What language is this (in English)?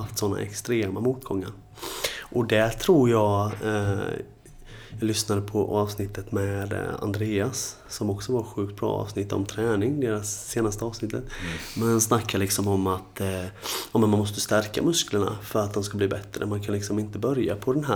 Swedish